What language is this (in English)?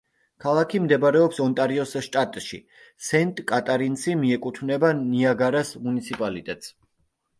Georgian